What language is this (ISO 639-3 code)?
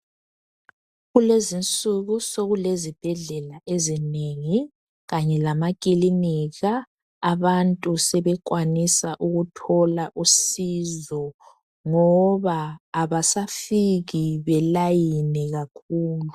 nde